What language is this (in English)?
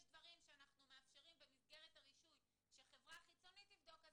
Hebrew